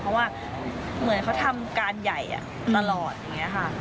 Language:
Thai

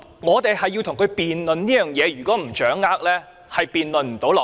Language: Cantonese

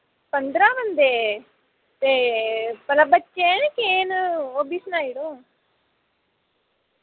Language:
Dogri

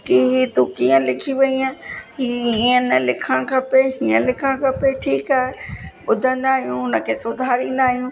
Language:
Sindhi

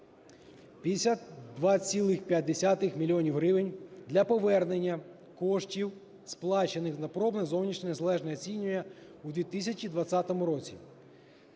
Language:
Ukrainian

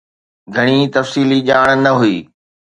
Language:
Sindhi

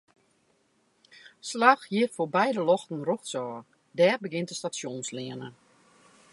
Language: Western Frisian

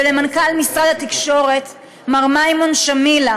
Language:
Hebrew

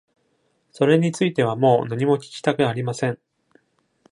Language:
Japanese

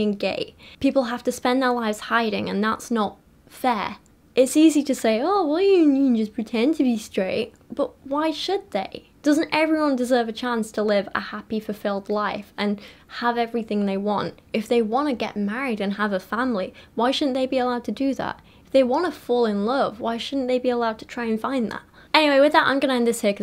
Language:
English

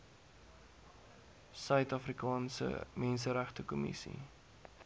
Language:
Afrikaans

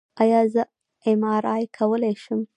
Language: Pashto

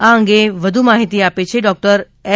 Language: Gujarati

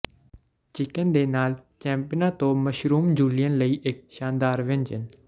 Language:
Punjabi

